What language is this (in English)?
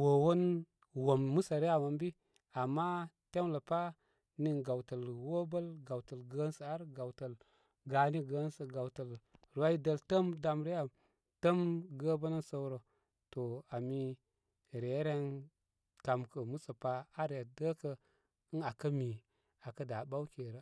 Koma